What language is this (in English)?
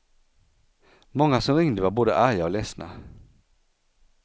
Swedish